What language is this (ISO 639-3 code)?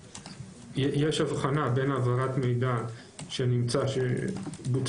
heb